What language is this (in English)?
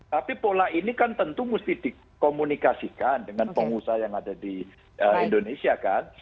Indonesian